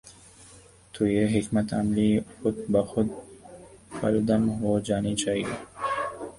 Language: Urdu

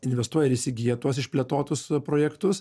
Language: Lithuanian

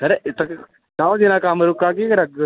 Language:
Dogri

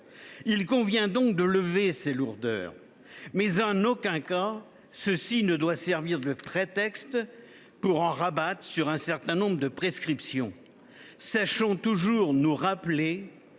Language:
French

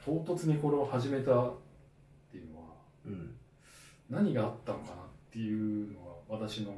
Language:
Japanese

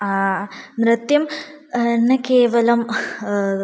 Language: Sanskrit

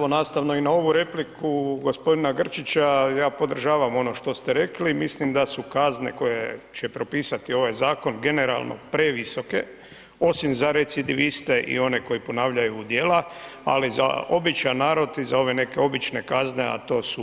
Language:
Croatian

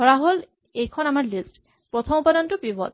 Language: Assamese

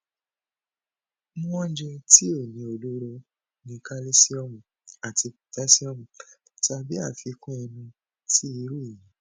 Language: Yoruba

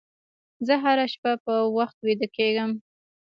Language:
Pashto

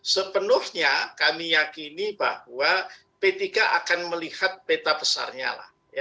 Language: Indonesian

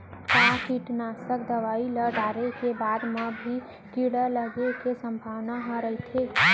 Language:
Chhattisgarhi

